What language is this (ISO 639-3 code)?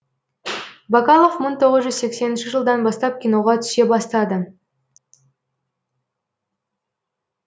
kaz